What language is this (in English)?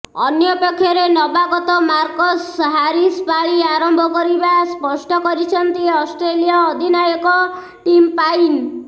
Odia